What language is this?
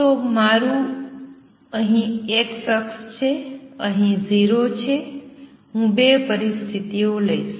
Gujarati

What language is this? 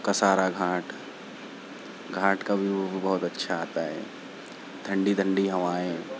Urdu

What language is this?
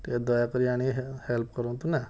Odia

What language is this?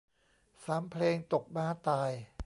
Thai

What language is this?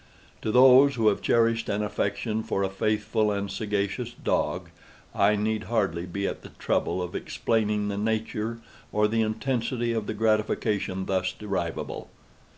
English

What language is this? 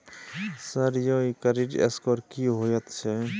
Maithili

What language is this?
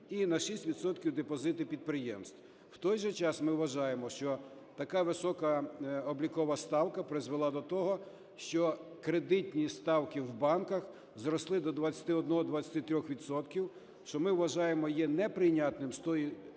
Ukrainian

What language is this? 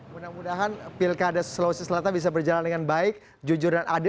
Indonesian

